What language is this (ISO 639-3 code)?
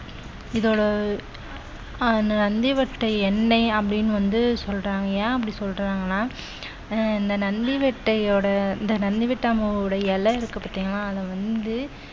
tam